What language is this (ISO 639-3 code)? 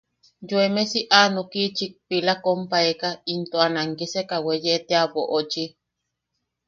yaq